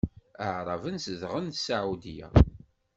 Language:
Kabyle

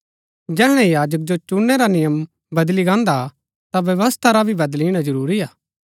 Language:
Gaddi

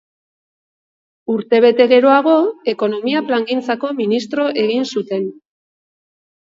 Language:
Basque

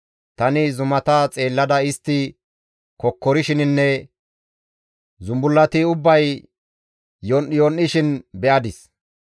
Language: Gamo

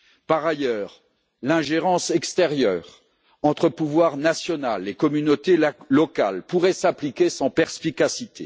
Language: French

